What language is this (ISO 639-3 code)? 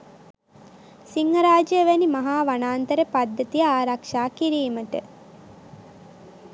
sin